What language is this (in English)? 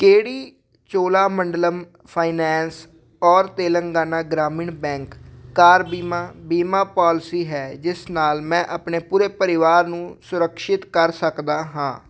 Punjabi